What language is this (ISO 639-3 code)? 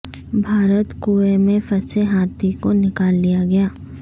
urd